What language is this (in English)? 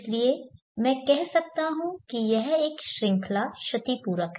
Hindi